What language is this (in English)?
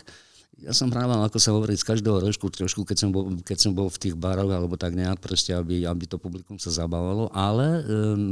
Slovak